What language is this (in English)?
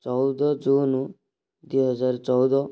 Odia